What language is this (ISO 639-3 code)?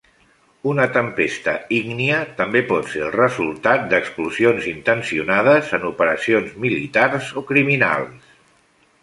cat